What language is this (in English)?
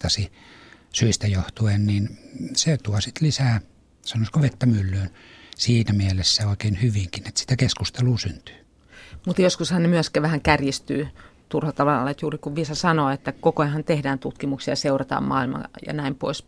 Finnish